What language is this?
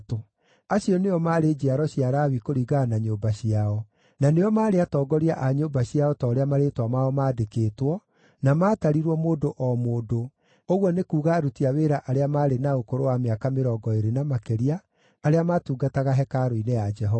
Kikuyu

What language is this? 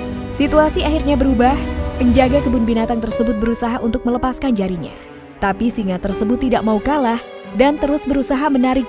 Indonesian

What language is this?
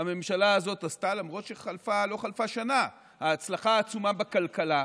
Hebrew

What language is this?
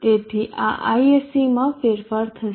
Gujarati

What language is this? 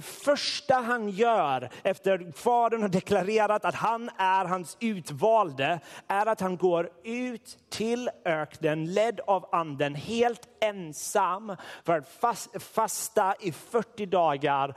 Swedish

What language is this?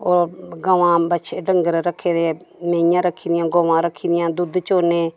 Dogri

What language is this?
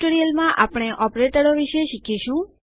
Gujarati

